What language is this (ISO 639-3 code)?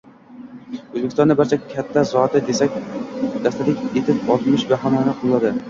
uzb